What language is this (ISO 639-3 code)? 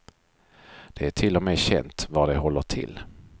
swe